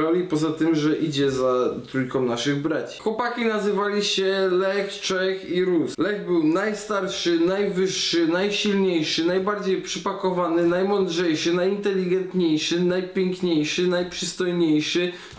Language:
Polish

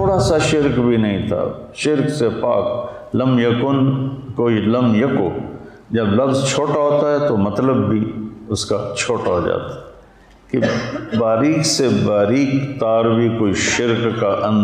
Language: Urdu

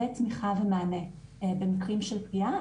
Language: Hebrew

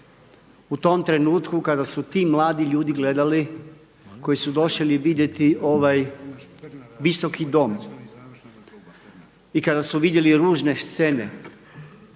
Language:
Croatian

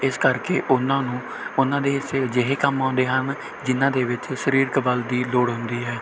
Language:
Punjabi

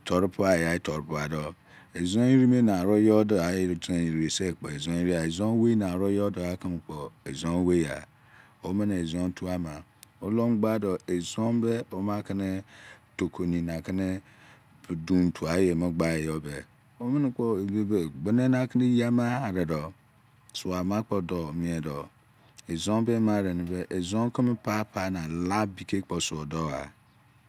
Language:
Izon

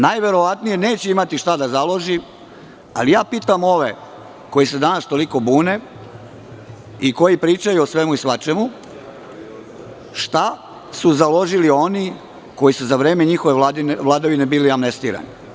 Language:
Serbian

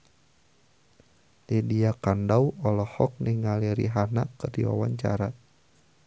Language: Sundanese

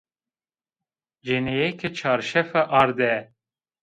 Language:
Zaza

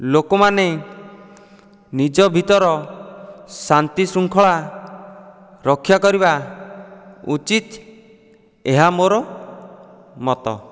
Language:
Odia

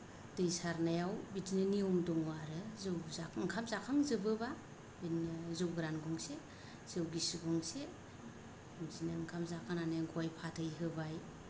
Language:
Bodo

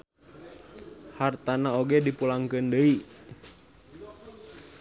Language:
Sundanese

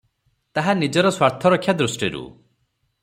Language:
Odia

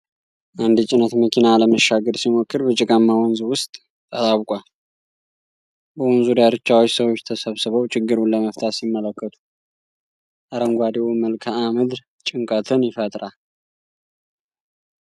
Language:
Amharic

